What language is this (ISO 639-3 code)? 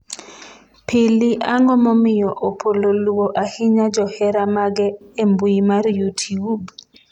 luo